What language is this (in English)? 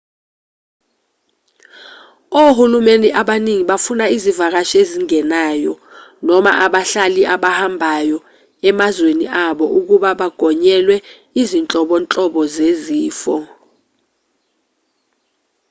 Zulu